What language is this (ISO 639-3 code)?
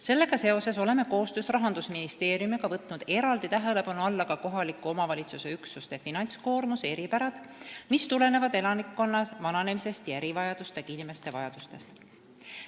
est